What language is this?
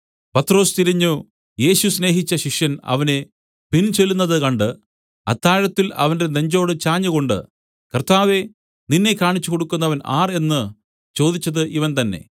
Malayalam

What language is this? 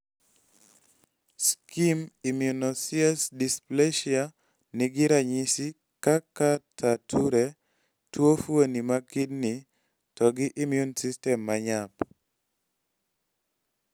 Luo (Kenya and Tanzania)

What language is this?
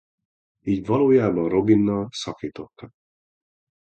Hungarian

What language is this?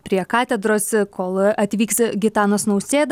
Lithuanian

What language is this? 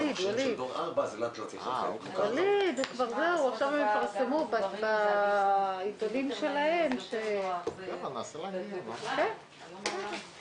Hebrew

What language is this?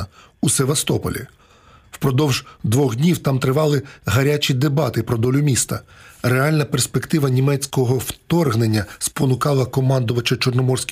Ukrainian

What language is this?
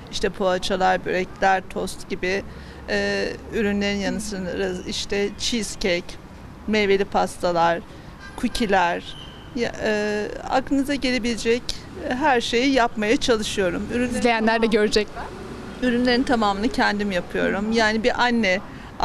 Turkish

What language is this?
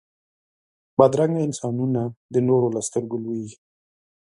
Pashto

